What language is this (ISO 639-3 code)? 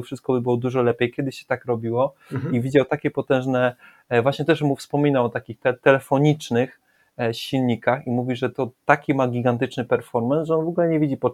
pol